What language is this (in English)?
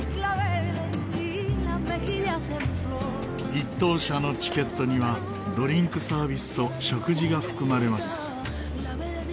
Japanese